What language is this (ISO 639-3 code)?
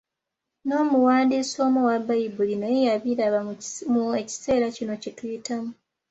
lug